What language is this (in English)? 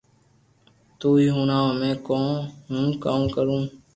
Loarki